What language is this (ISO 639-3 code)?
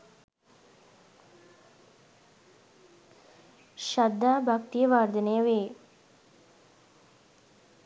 sin